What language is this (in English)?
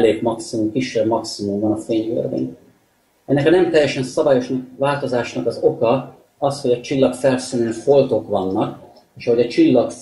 Hungarian